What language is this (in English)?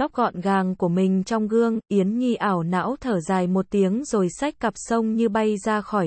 Vietnamese